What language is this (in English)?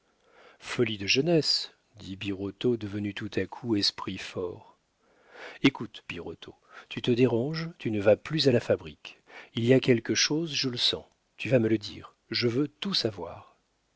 French